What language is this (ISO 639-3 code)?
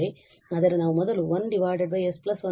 kan